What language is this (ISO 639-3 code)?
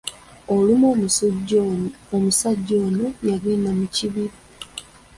lug